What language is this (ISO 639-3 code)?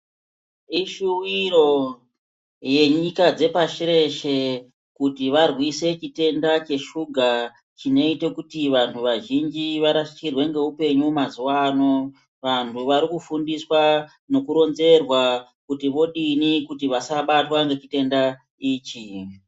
ndc